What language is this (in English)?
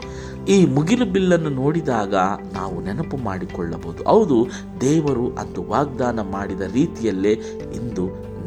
Kannada